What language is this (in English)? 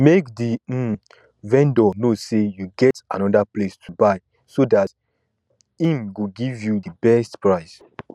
Nigerian Pidgin